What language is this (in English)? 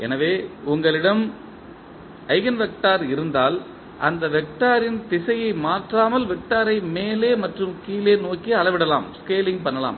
Tamil